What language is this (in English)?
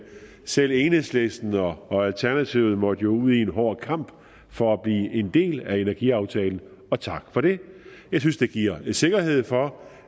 Danish